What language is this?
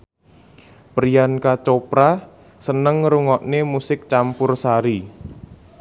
Javanese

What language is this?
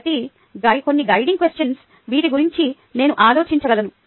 Telugu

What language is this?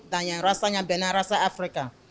Indonesian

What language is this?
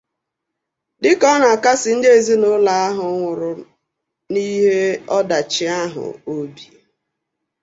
Igbo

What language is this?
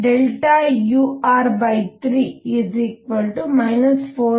Kannada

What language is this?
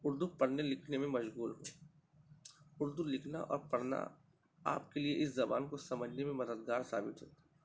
Urdu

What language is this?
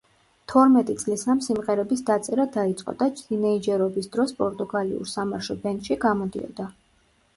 Georgian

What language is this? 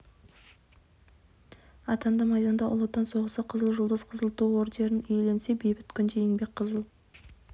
Kazakh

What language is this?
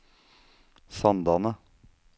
Norwegian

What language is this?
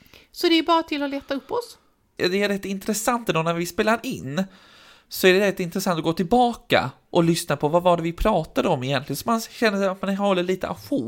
Swedish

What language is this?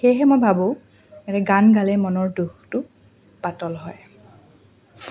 Assamese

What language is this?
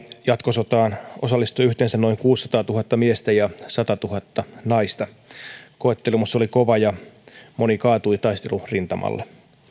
Finnish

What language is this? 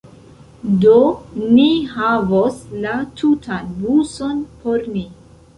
Esperanto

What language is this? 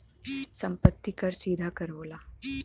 Bhojpuri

